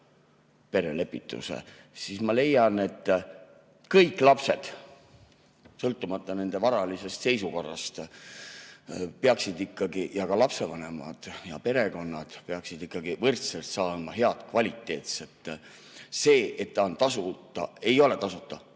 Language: Estonian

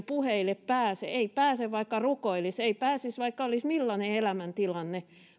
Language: Finnish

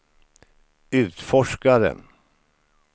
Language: Swedish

